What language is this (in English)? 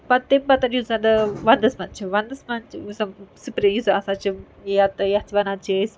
Kashmiri